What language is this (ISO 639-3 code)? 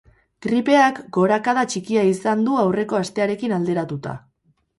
eus